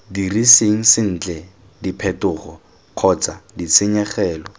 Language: Tswana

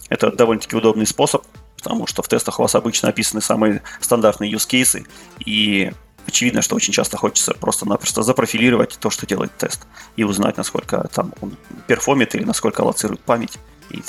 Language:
Russian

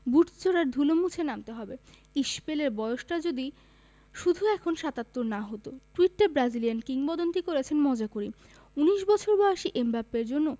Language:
Bangla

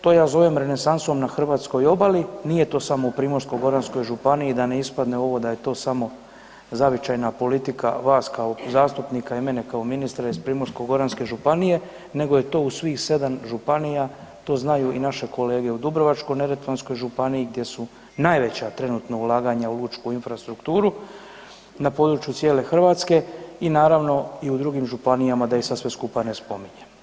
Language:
Croatian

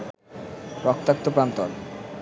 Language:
Bangla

